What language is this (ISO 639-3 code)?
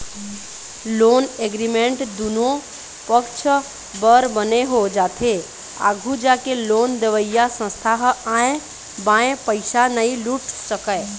hne